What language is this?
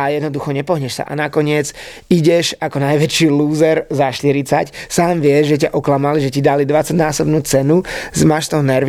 Slovak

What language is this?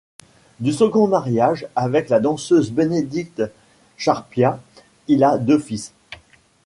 French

